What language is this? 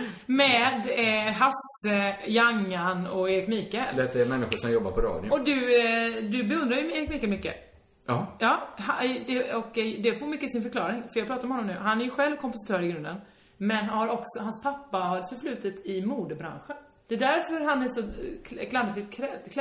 Swedish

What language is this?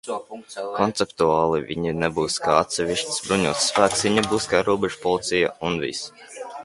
Latvian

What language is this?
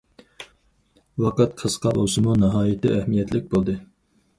Uyghur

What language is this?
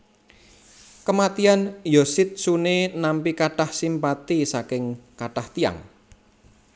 Javanese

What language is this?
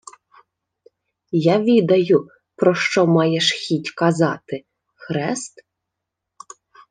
Ukrainian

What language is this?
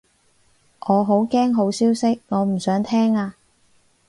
Cantonese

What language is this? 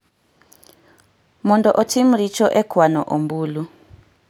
Luo (Kenya and Tanzania)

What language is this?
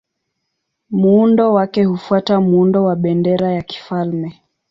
Swahili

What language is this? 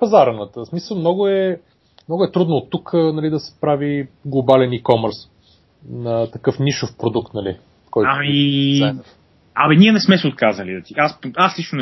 Bulgarian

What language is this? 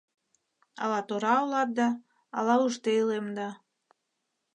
Mari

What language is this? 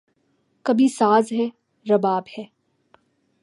Urdu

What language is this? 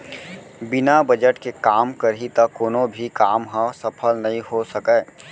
Chhattisgarhi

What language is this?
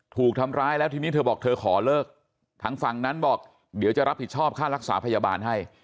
Thai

